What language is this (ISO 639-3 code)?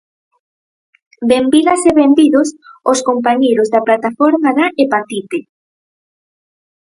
glg